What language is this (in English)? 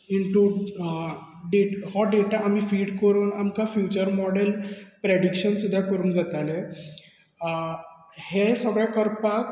Konkani